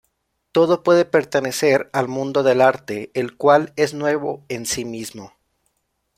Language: Spanish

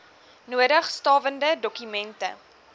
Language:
Afrikaans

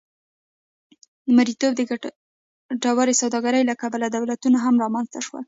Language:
Pashto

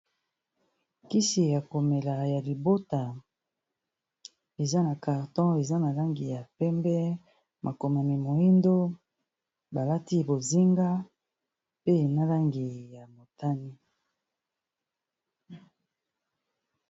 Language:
Lingala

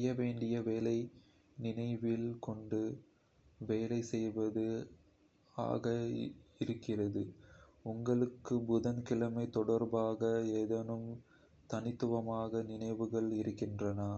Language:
Kota (India)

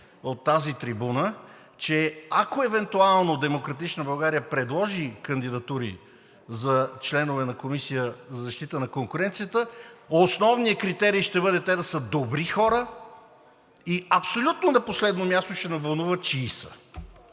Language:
Bulgarian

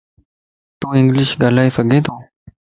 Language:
Lasi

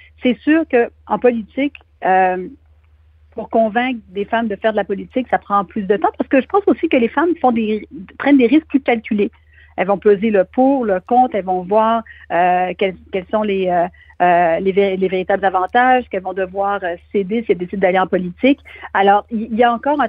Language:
French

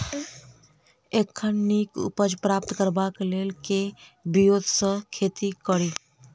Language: Maithili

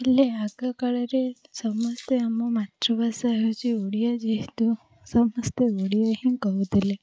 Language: Odia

